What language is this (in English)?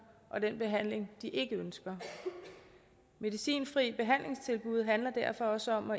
Danish